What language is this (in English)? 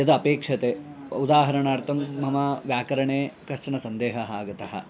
Sanskrit